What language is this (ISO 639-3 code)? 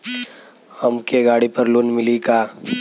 bho